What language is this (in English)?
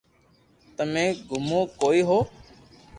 Loarki